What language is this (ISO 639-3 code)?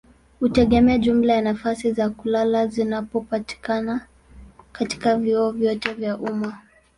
swa